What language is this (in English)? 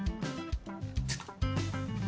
Japanese